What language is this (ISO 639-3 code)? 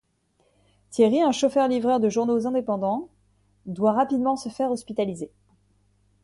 fra